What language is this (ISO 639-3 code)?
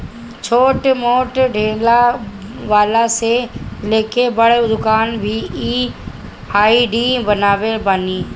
bho